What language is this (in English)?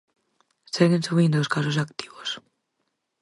Galician